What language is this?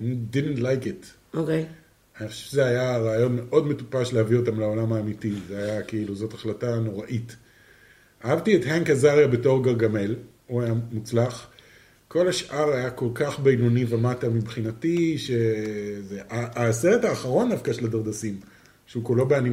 Hebrew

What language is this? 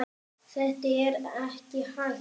Icelandic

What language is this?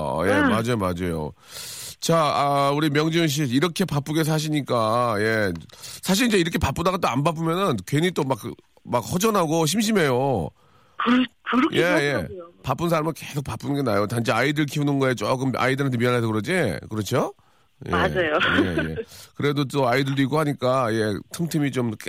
Korean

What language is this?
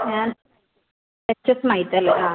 Malayalam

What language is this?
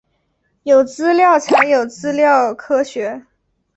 Chinese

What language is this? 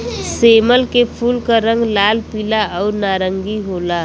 Bhojpuri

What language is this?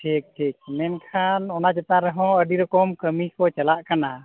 Santali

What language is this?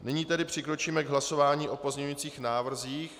Czech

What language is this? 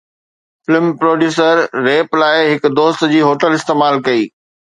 Sindhi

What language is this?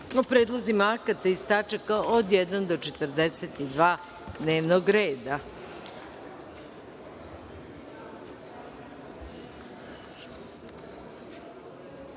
Serbian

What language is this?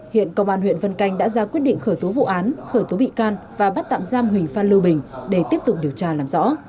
Vietnamese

